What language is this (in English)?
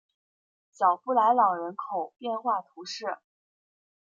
Chinese